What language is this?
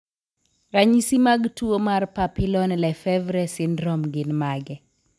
Luo (Kenya and Tanzania)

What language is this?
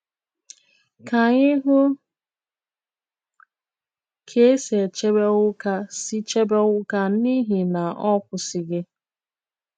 Igbo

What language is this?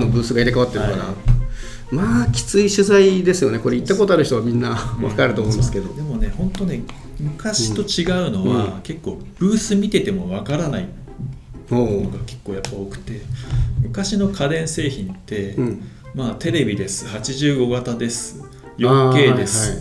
Japanese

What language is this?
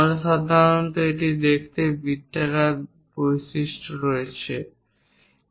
Bangla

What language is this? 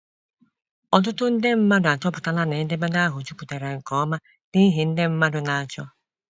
Igbo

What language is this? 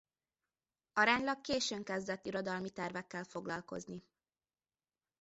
Hungarian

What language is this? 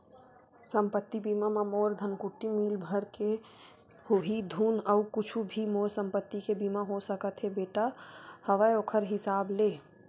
Chhattisgarhi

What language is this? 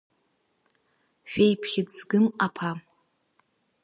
Abkhazian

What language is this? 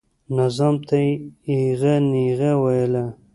Pashto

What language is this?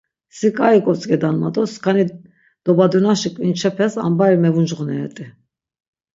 Laz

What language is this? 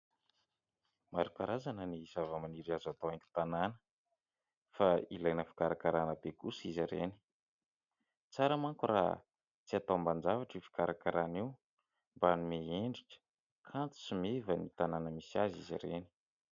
Malagasy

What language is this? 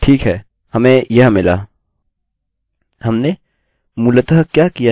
Hindi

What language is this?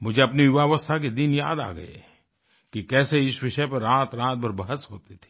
Hindi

